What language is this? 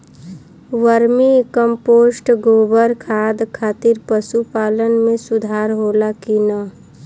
Bhojpuri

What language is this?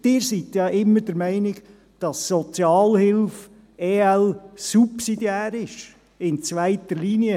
Swiss German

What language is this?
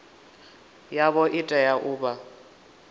Venda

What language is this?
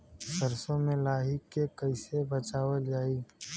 Bhojpuri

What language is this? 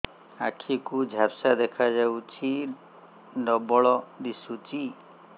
Odia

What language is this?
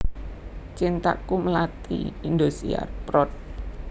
Javanese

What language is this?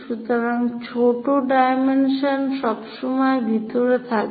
Bangla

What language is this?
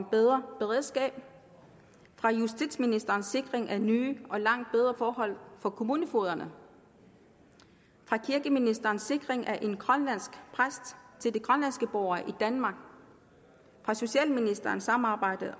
Danish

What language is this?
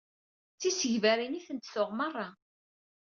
Kabyle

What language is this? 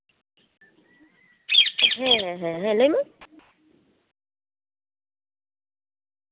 Santali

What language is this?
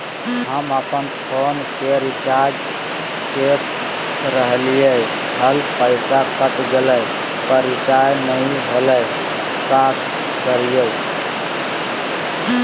Magahi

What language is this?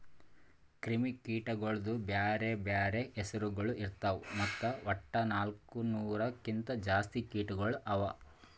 Kannada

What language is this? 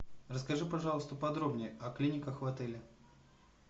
Russian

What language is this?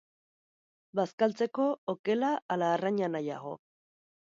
Basque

